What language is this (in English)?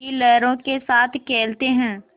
Hindi